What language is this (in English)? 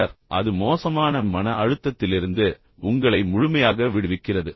Tamil